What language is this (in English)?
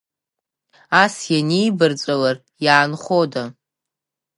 Abkhazian